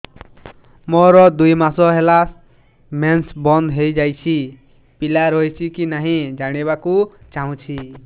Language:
Odia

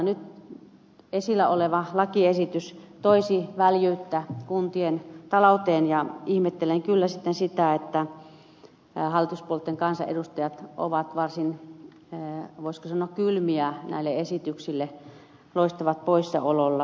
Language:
Finnish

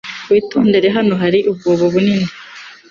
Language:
Kinyarwanda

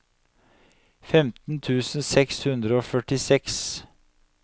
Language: Norwegian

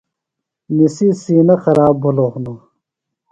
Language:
Phalura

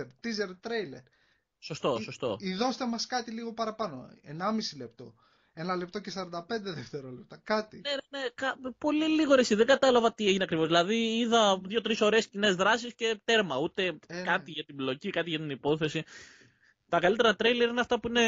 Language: Greek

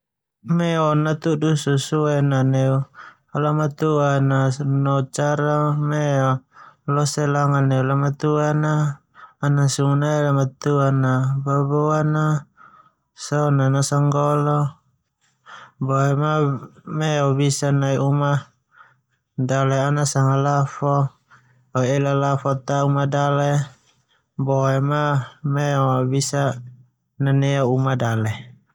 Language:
Termanu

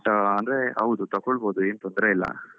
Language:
Kannada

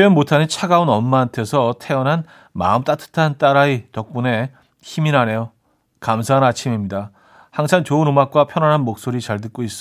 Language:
Korean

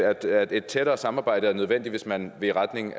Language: Danish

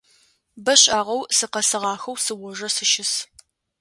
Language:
Adyghe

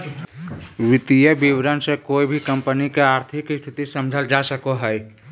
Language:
Magahi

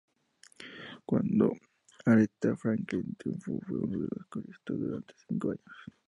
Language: Spanish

